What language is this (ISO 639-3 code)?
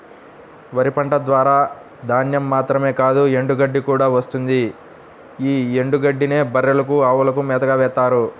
tel